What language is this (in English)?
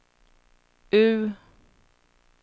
Swedish